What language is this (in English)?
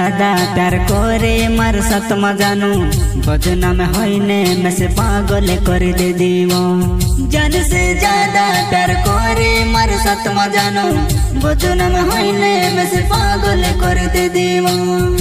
Hindi